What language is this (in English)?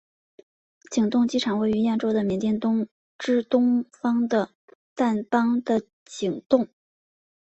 Chinese